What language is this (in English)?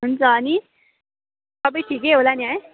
Nepali